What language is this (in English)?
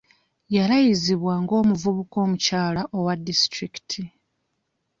Ganda